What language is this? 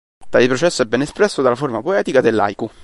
Italian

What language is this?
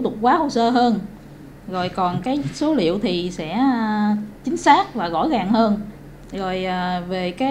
Vietnamese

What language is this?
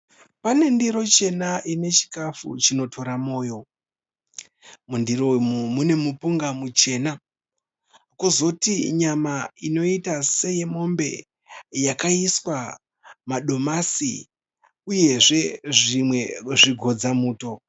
Shona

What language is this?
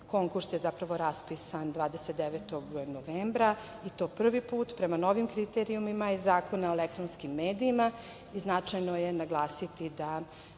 Serbian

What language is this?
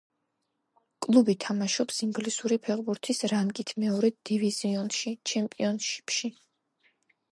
Georgian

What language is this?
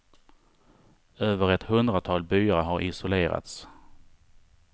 Swedish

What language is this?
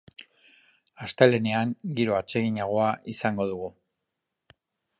Basque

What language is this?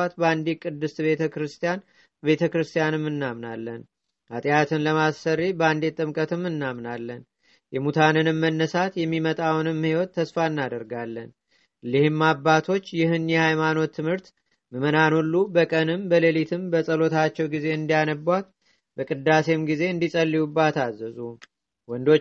Amharic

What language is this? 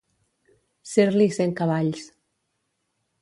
Catalan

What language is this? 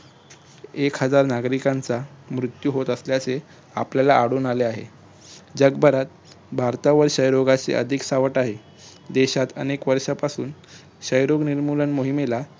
Marathi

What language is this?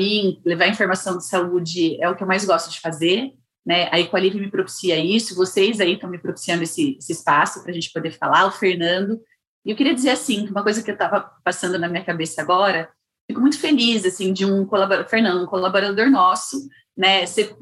Portuguese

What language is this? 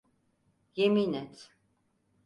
Turkish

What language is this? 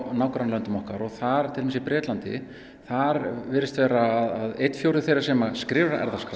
Icelandic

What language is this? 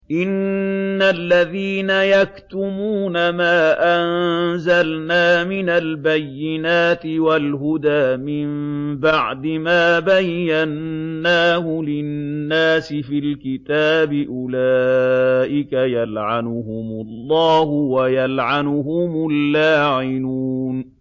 Arabic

